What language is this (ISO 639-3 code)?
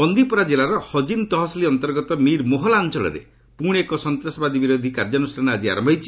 ori